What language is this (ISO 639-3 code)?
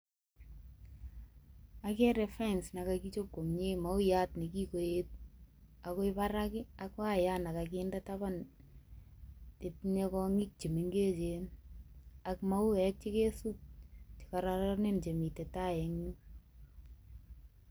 kln